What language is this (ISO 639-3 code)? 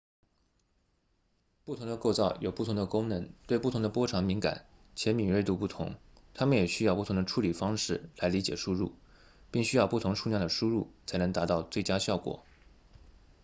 zho